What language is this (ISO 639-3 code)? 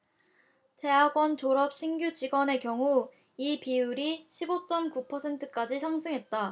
kor